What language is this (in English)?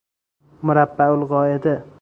Persian